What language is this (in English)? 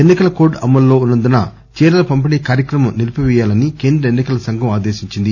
Telugu